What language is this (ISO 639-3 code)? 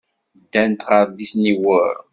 kab